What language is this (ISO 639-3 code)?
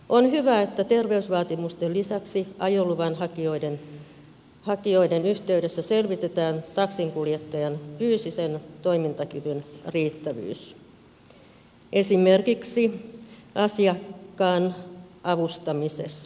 fin